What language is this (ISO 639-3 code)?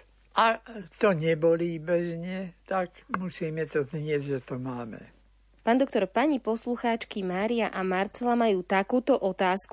slk